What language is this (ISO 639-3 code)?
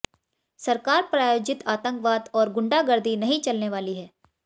hin